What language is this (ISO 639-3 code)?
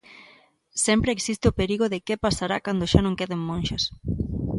glg